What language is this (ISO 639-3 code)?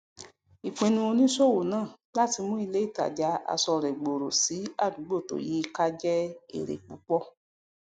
yor